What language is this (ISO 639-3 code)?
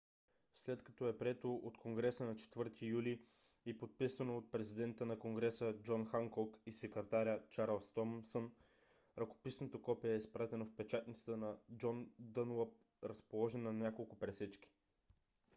bul